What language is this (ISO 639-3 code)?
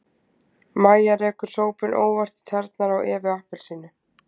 isl